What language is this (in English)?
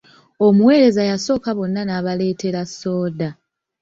Ganda